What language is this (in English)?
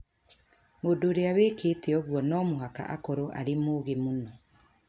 Kikuyu